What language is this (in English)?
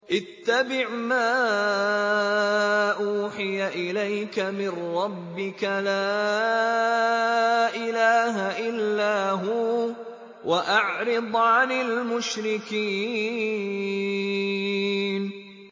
Arabic